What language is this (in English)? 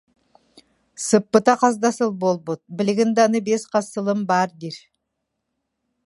Yakut